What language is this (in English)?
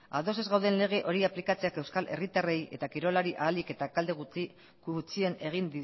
Basque